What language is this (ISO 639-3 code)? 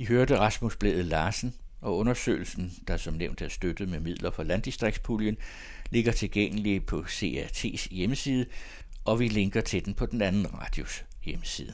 dan